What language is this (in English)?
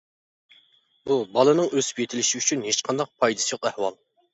Uyghur